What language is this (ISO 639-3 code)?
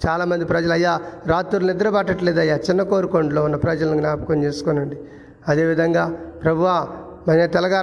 tel